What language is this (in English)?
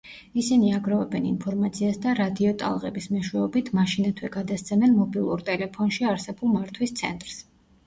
Georgian